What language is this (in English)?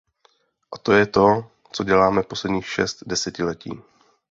Czech